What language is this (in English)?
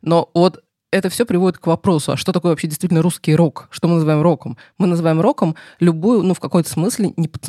Russian